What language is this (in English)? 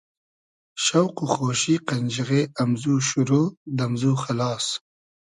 Hazaragi